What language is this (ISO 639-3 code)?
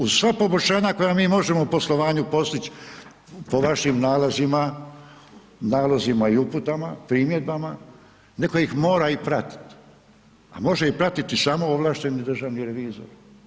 hrv